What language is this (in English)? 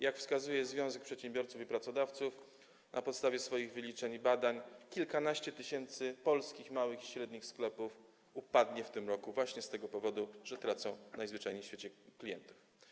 Polish